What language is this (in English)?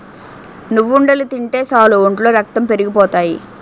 Telugu